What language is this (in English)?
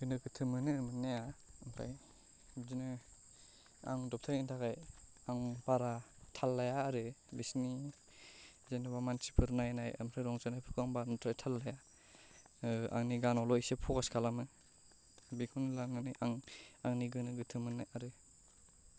Bodo